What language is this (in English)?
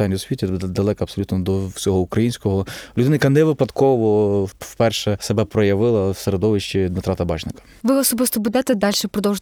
Ukrainian